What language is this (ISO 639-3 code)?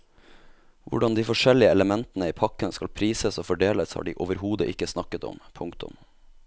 nor